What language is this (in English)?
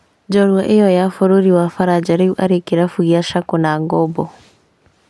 Kikuyu